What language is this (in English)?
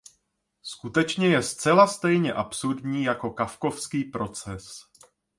Czech